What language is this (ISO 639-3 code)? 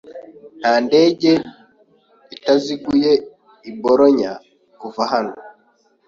kin